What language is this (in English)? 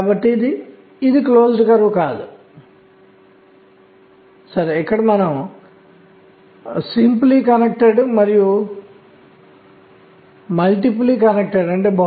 Telugu